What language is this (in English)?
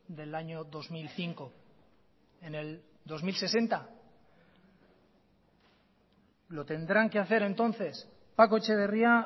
Spanish